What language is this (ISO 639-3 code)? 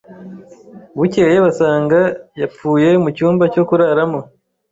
kin